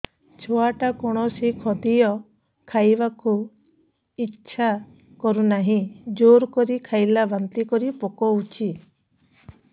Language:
Odia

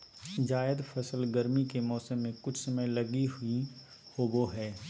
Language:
Magahi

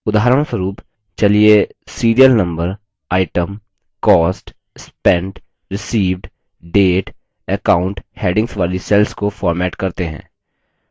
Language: Hindi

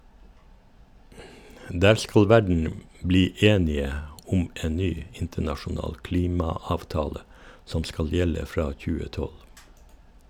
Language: Norwegian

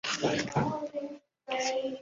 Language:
Chinese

